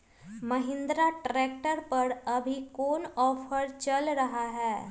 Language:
Magahi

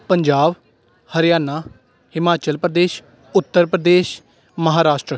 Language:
Punjabi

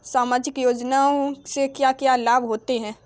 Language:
Hindi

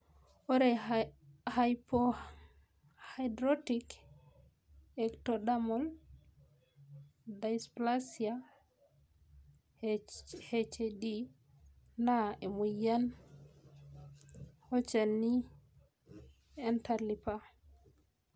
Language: Masai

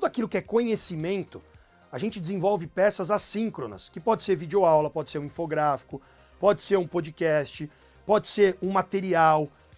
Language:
Portuguese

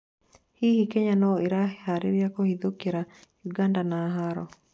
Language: Kikuyu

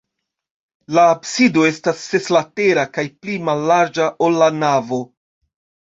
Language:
Esperanto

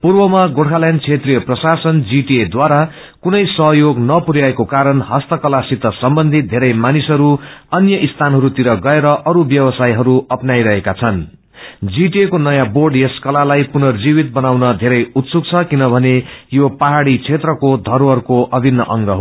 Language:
Nepali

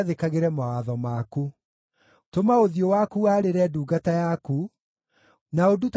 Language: Kikuyu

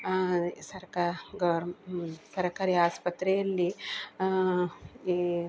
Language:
Kannada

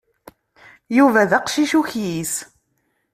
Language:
Kabyle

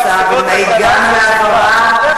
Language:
Hebrew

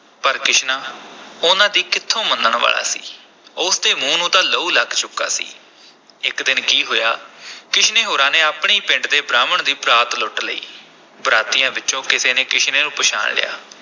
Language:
Punjabi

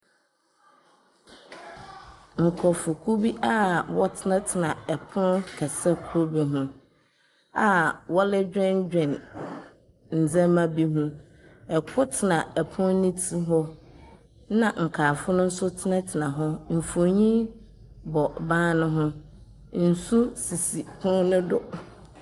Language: Akan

